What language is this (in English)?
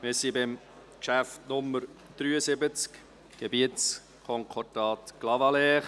Swiss German